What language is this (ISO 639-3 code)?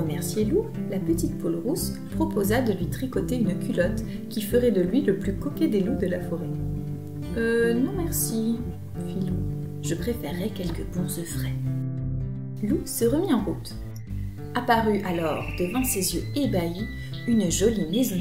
fra